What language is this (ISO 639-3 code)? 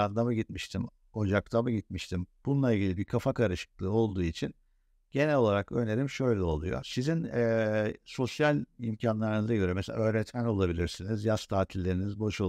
tur